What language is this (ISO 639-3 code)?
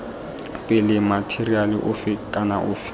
tsn